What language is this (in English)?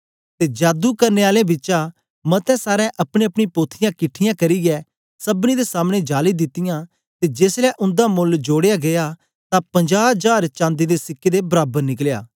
Dogri